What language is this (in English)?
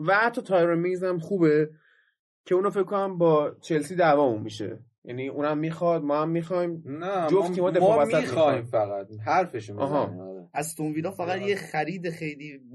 Persian